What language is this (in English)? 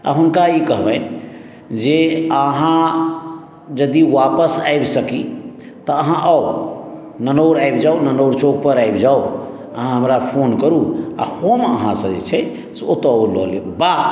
Maithili